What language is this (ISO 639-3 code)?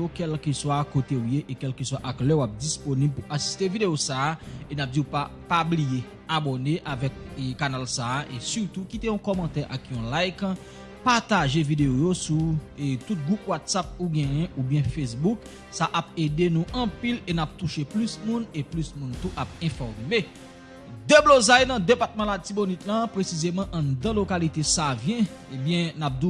fra